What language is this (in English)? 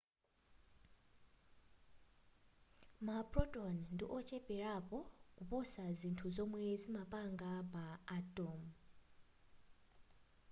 Nyanja